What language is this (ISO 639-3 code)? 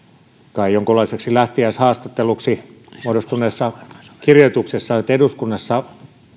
fin